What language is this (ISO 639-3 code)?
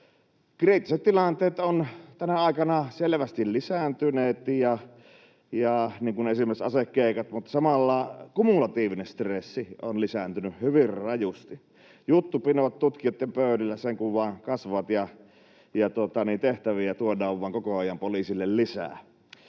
fin